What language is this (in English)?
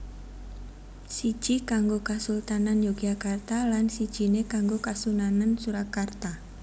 Javanese